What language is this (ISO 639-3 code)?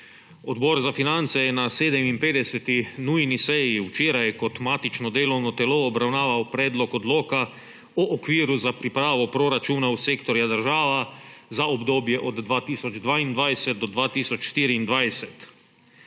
slv